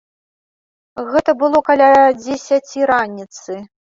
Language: Belarusian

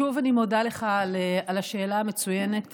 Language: Hebrew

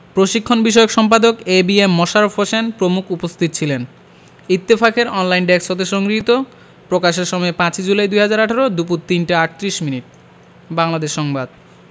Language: Bangla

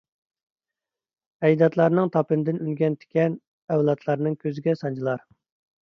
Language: Uyghur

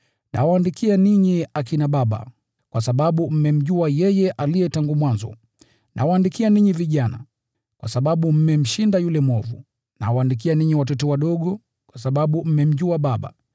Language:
Swahili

